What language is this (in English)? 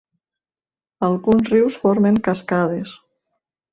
Catalan